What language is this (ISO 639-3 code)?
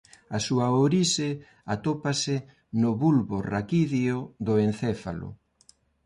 glg